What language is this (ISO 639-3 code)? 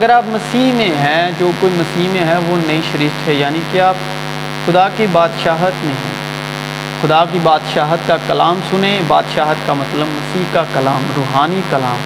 urd